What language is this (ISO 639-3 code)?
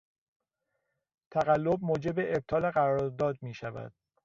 fas